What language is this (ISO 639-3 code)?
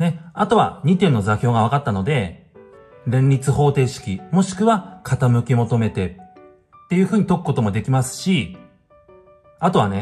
jpn